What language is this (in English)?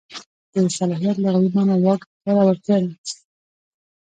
Pashto